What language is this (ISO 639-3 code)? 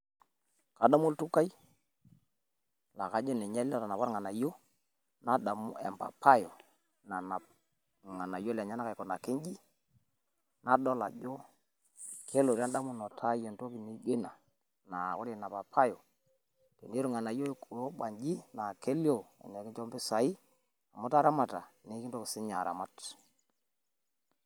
mas